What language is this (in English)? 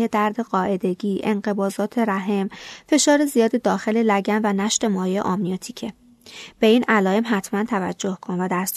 Persian